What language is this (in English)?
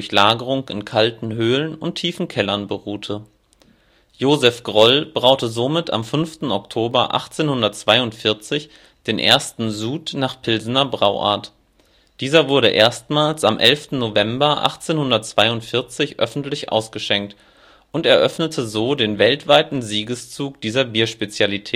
German